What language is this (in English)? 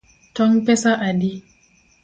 Luo (Kenya and Tanzania)